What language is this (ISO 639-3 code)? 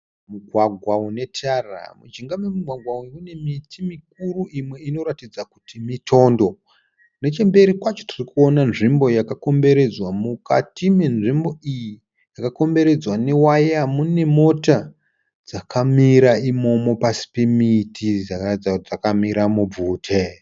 sna